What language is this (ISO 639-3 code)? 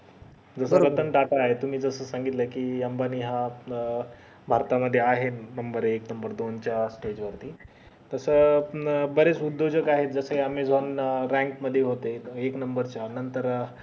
mar